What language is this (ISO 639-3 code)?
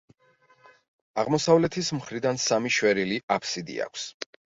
kat